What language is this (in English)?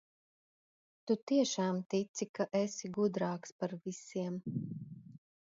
Latvian